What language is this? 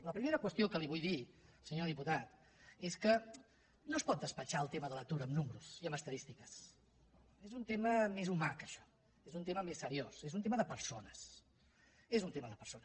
Catalan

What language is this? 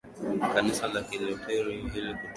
Swahili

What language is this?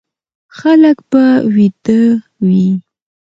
Pashto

